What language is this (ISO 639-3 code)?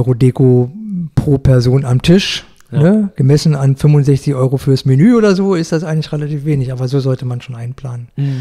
deu